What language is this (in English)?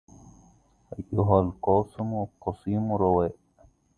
Arabic